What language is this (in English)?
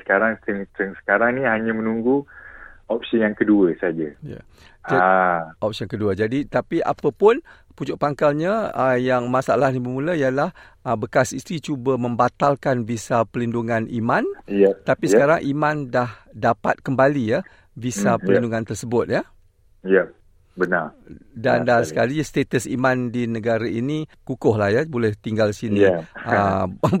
Malay